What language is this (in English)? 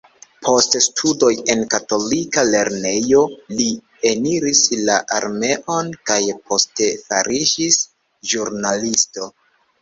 Esperanto